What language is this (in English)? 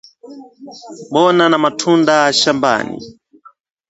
Swahili